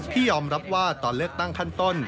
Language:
Thai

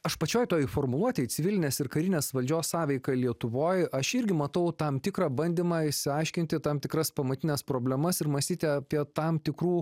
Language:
Lithuanian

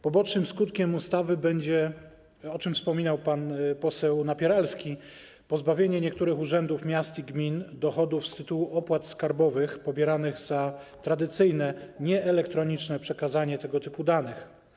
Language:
Polish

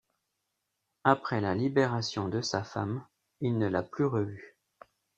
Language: French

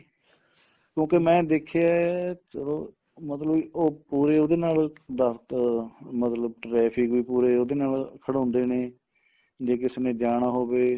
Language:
Punjabi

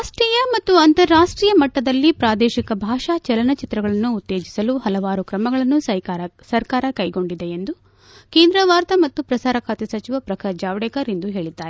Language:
Kannada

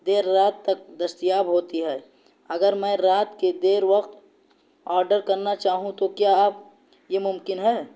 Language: Urdu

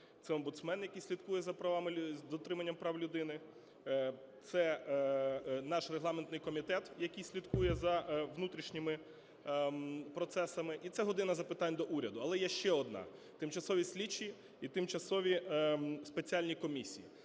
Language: Ukrainian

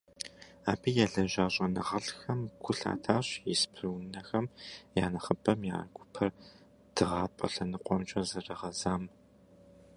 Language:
Kabardian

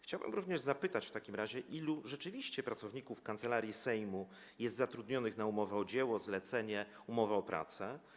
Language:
Polish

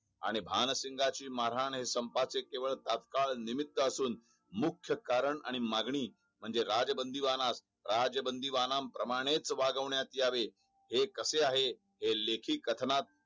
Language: Marathi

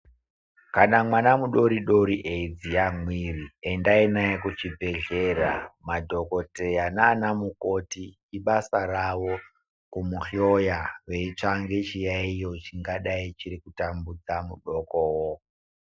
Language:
Ndau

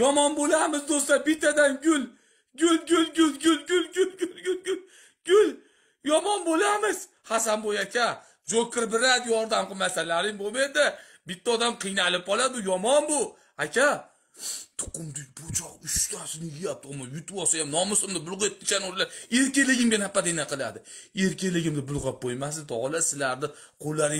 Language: Turkish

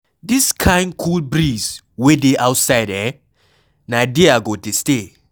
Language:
Nigerian Pidgin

